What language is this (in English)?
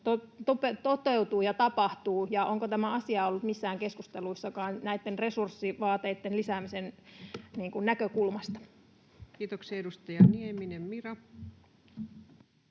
Finnish